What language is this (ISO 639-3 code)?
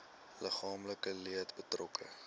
afr